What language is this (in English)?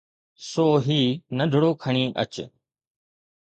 Sindhi